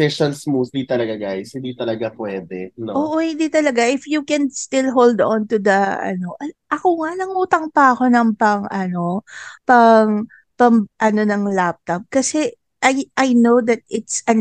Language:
Filipino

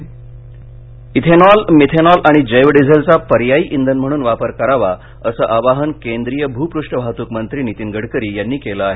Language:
Marathi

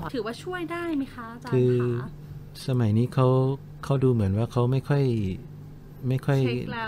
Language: Thai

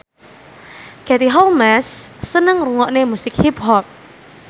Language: Javanese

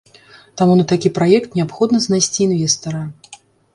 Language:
Belarusian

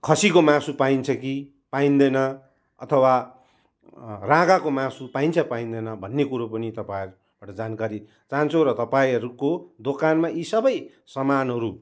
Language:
Nepali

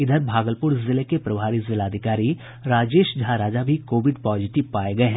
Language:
Hindi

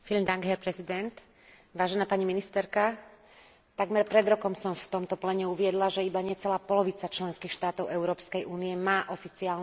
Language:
Slovak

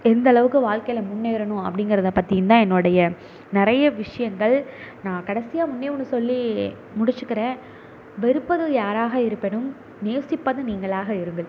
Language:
Tamil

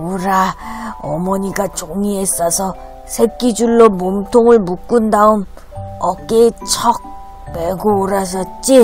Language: Korean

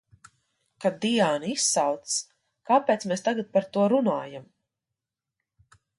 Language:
Latvian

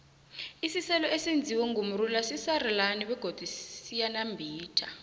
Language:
South Ndebele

